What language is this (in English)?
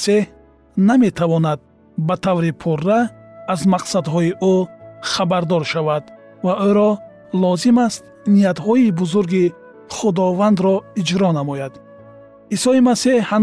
Persian